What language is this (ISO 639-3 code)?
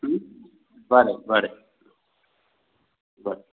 kok